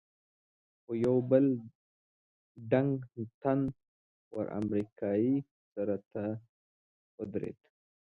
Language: Pashto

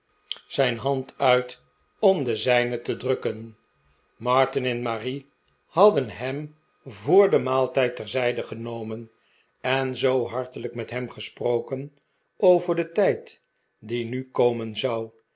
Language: Dutch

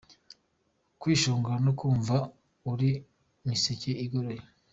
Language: Kinyarwanda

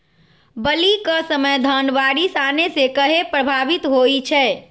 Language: Magahi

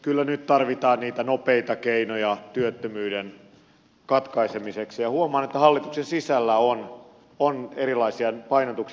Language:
Finnish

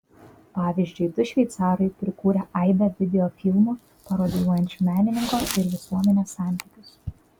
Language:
Lithuanian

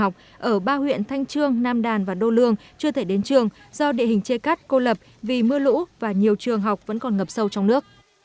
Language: Vietnamese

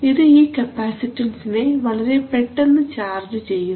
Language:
Malayalam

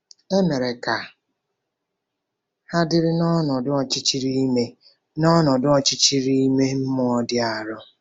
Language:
Igbo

